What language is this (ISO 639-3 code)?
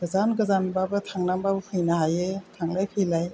brx